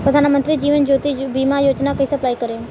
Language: Bhojpuri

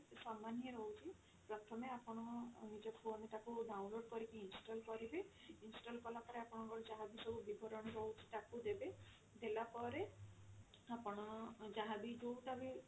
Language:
Odia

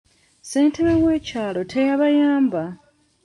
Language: Ganda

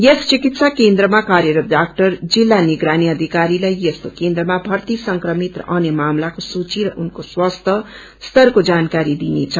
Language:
Nepali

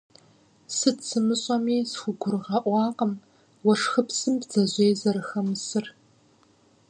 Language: Kabardian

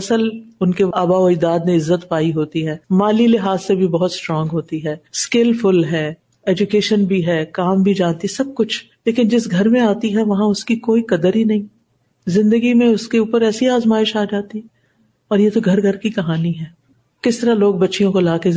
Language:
Urdu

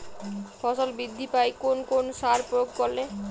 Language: Bangla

